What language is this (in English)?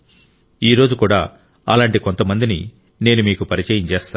Telugu